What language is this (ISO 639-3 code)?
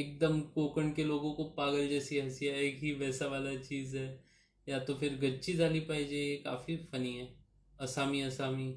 hin